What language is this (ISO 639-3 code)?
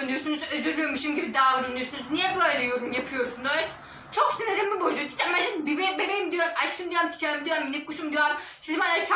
tur